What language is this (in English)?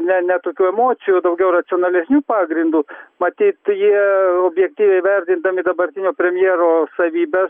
Lithuanian